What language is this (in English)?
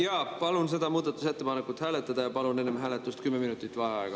Estonian